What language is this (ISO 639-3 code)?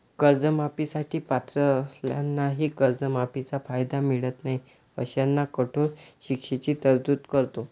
mar